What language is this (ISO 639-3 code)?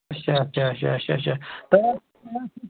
kas